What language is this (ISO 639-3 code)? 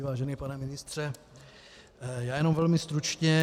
ces